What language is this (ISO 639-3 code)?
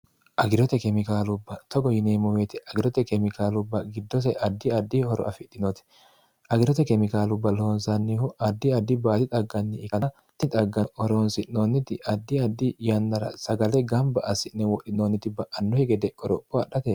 sid